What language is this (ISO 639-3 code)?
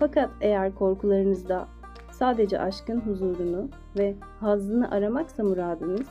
tur